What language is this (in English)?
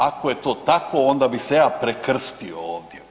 Croatian